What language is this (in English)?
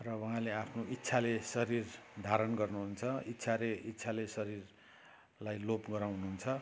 Nepali